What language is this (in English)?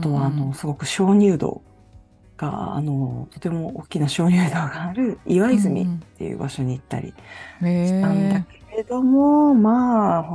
Japanese